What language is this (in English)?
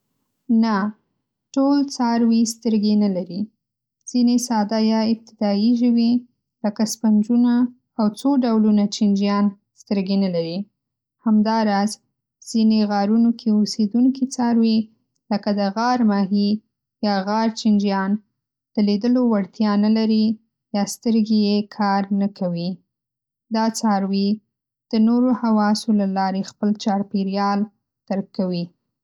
Pashto